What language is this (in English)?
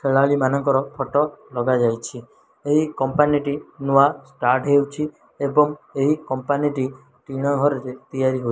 Odia